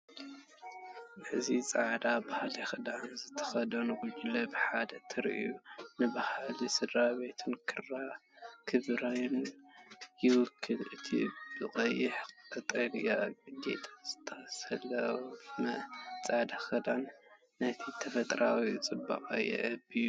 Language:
Tigrinya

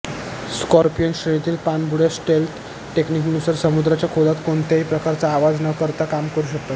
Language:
Marathi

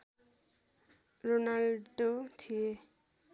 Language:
Nepali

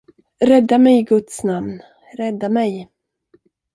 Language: Swedish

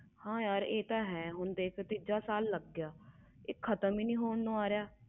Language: Punjabi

